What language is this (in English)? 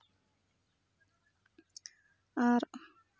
Santali